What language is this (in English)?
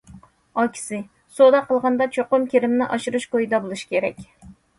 Uyghur